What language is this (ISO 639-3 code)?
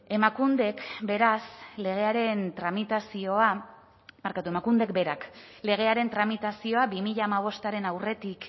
eus